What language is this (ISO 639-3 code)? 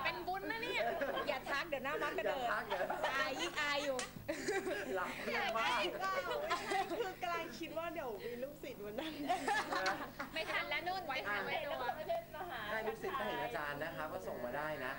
tha